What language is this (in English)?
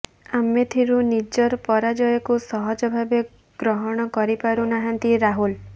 Odia